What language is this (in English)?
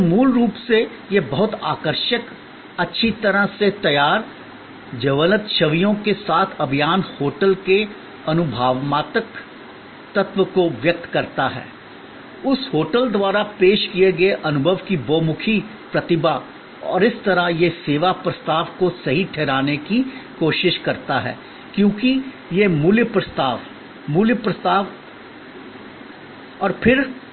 Hindi